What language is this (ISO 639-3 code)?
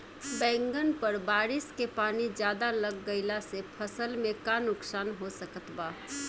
bho